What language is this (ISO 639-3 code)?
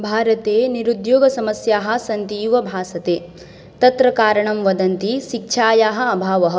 san